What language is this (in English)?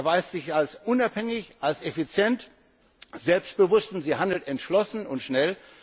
German